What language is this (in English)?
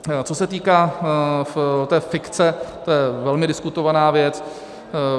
Czech